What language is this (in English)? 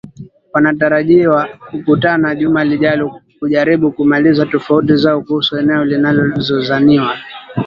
Swahili